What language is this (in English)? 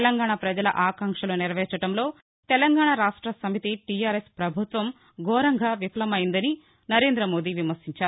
Telugu